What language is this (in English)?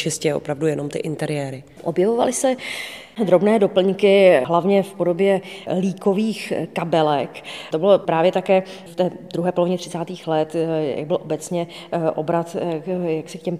Czech